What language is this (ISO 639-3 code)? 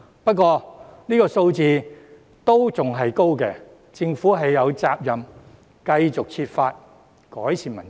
yue